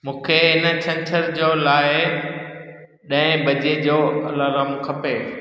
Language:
Sindhi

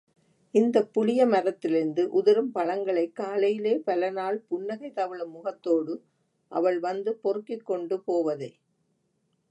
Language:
Tamil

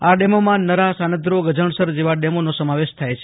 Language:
Gujarati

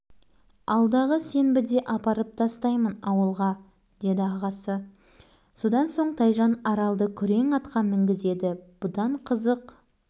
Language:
Kazakh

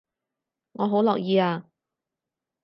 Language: Cantonese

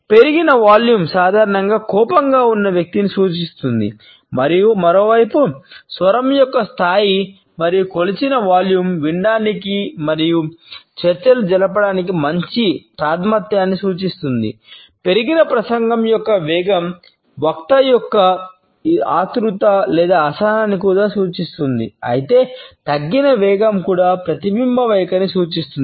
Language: Telugu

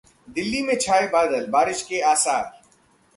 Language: Hindi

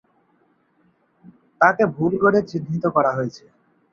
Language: Bangla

